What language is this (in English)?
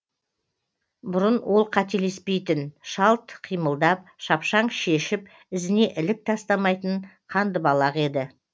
Kazakh